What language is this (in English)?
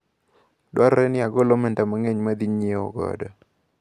Luo (Kenya and Tanzania)